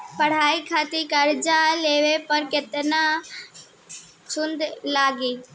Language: Bhojpuri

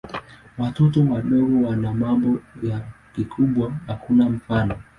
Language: Swahili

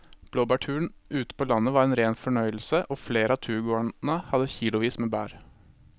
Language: Norwegian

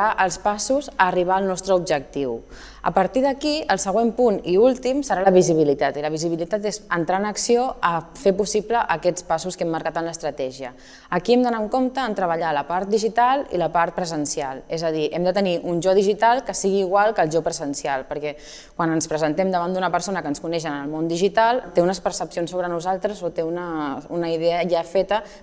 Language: Catalan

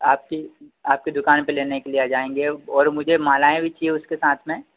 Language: Hindi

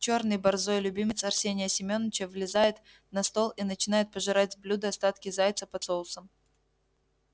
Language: Russian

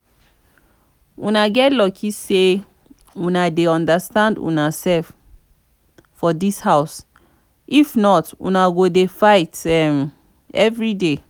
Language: Nigerian Pidgin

